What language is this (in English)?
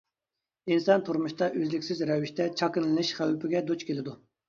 Uyghur